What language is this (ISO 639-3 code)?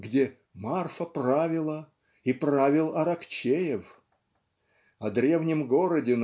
rus